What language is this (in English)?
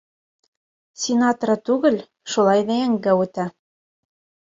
Bashkir